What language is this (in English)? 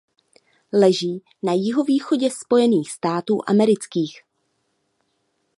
Czech